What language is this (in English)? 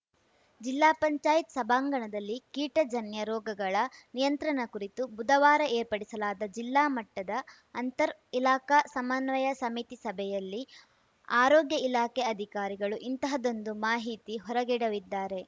Kannada